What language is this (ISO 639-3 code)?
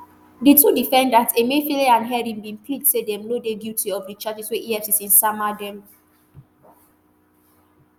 pcm